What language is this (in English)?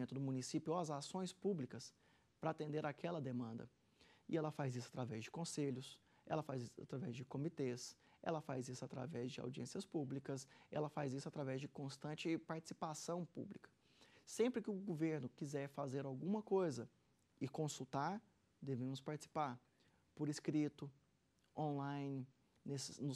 Portuguese